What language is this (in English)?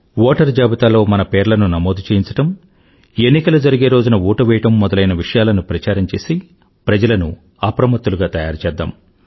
Telugu